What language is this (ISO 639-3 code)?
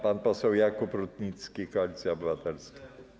pol